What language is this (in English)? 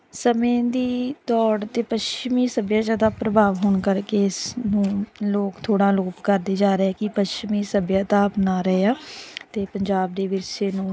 Punjabi